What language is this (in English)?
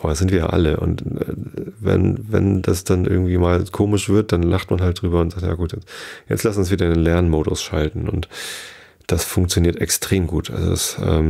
German